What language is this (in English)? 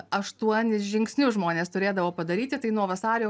Lithuanian